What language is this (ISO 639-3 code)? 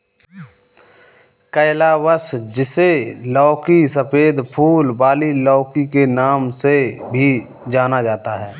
hin